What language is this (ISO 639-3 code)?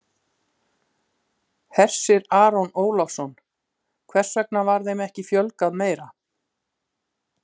isl